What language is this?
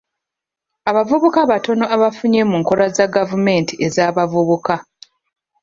Ganda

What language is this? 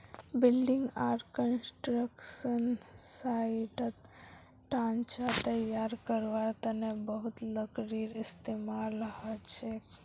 Magahi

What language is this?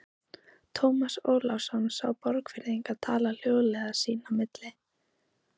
Icelandic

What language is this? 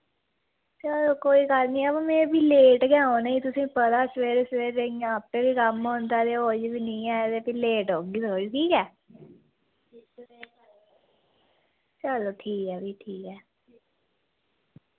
Dogri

